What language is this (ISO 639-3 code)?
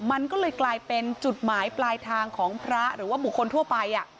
tha